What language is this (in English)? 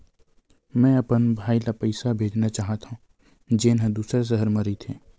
Chhattisgarhi